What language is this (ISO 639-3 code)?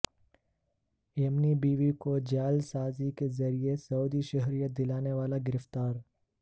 urd